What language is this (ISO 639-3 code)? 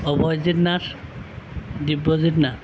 asm